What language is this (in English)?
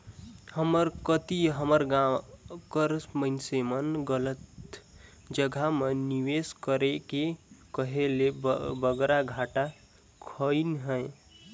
Chhattisgarhi